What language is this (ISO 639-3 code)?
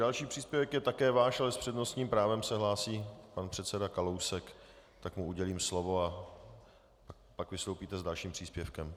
ces